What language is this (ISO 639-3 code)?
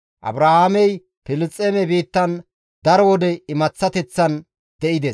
gmv